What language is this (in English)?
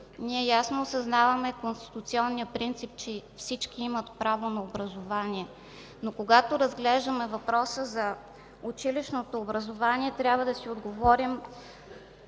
Bulgarian